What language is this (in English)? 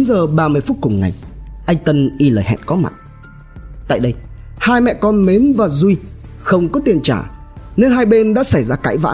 Vietnamese